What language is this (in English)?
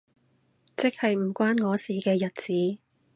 Cantonese